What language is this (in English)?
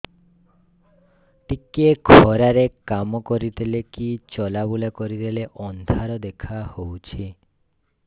Odia